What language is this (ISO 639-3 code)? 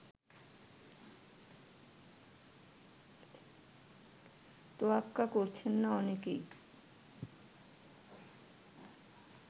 ben